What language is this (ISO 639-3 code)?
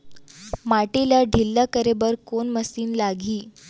hne